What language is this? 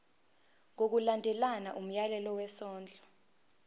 Zulu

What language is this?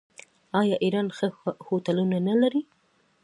Pashto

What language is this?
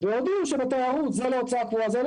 Hebrew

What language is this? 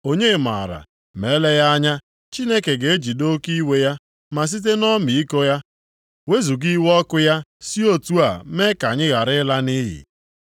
Igbo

